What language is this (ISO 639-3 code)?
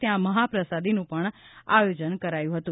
guj